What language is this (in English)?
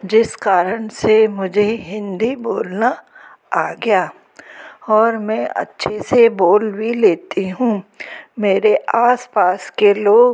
Hindi